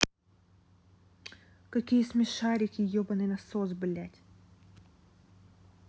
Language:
Russian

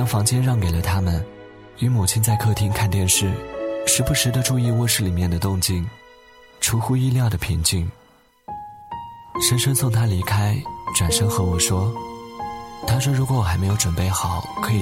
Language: Chinese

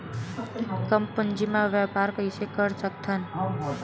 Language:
Chhattisgarhi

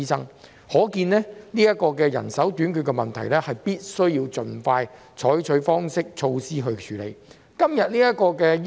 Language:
Cantonese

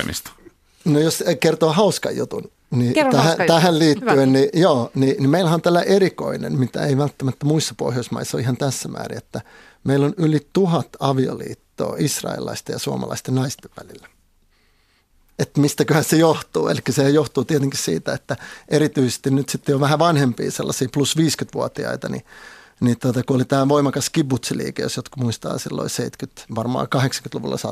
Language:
Finnish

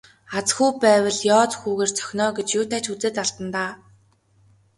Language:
Mongolian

